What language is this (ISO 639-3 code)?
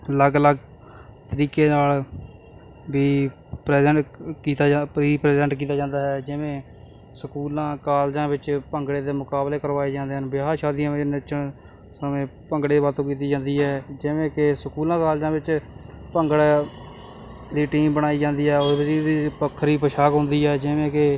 pan